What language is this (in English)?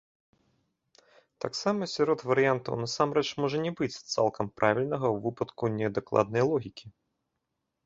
Belarusian